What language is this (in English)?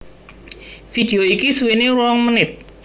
Javanese